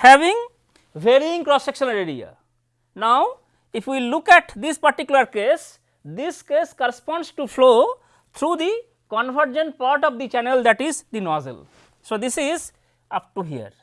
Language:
English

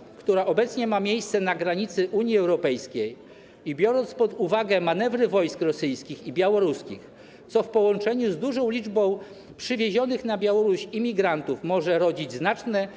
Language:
Polish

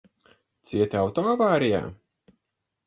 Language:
Latvian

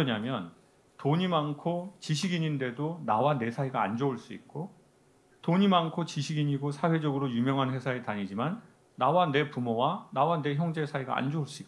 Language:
Korean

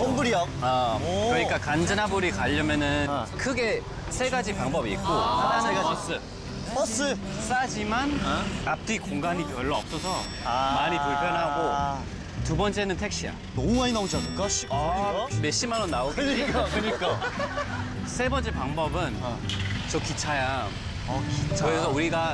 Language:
Korean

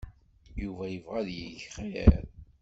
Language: Kabyle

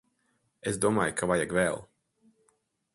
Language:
Latvian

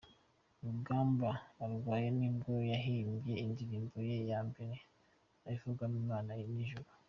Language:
Kinyarwanda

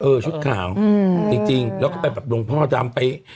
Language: Thai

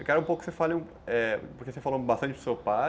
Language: Portuguese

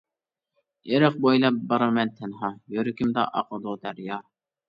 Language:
Uyghur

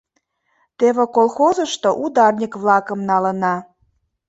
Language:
Mari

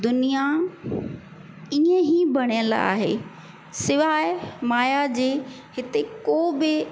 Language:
Sindhi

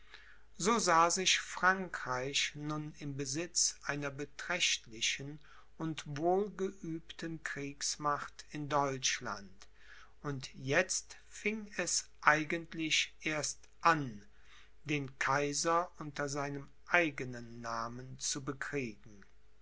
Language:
German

